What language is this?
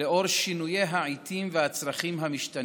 Hebrew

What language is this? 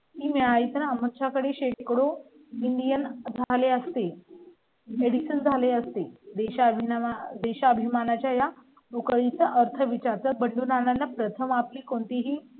Marathi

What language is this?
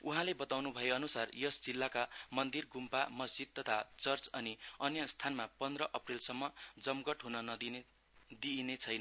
Nepali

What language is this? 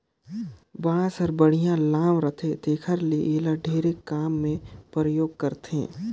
Chhattisgarhi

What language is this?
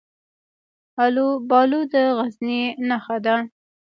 Pashto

